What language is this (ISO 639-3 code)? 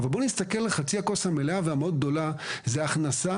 heb